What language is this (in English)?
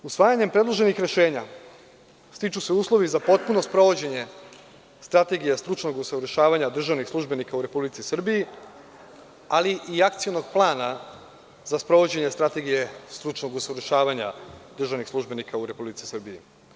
Serbian